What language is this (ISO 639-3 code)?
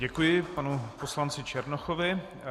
ces